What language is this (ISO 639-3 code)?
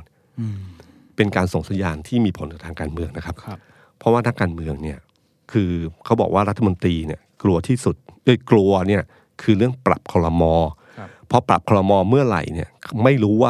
tha